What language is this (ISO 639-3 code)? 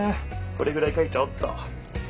jpn